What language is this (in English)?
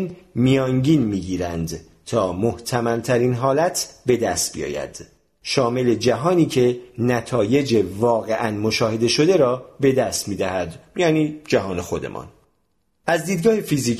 Persian